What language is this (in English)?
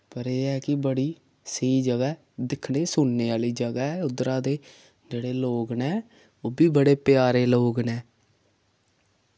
Dogri